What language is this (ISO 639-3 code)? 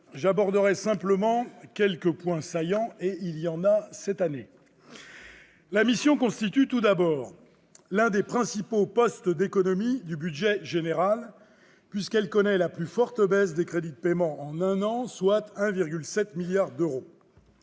fra